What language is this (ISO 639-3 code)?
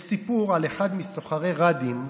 heb